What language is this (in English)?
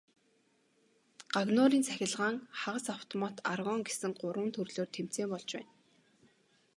Mongolian